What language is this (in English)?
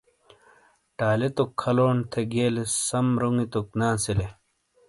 Shina